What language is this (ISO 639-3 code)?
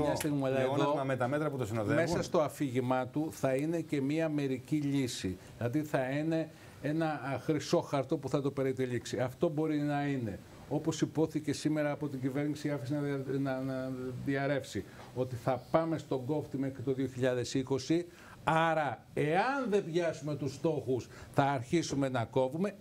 ell